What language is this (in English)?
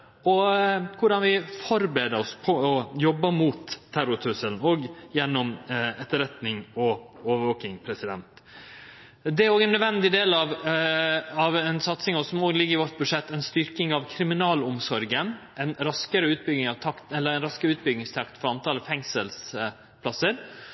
Norwegian Nynorsk